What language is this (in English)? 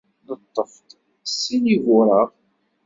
Kabyle